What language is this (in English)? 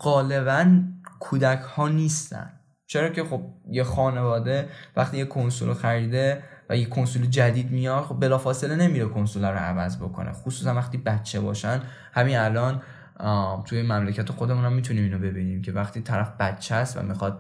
Persian